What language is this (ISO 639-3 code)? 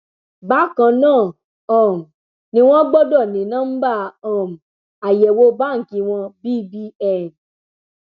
yor